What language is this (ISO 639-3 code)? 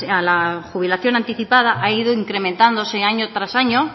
spa